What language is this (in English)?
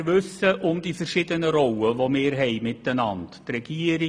Swiss German